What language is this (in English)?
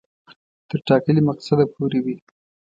Pashto